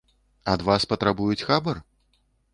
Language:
Belarusian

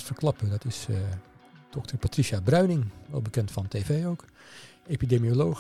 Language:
Dutch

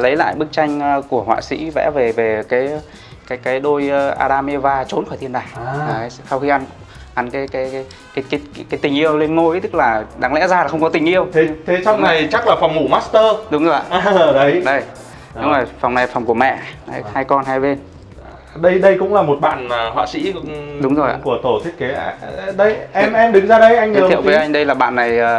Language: Vietnamese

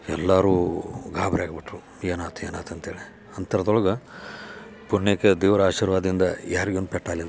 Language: Kannada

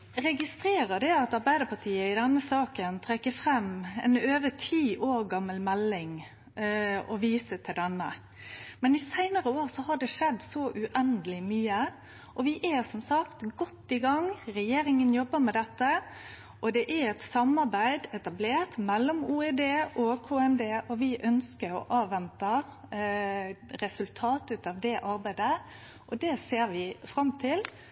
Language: Norwegian Nynorsk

